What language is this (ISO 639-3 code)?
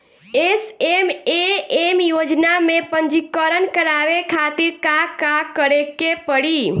bho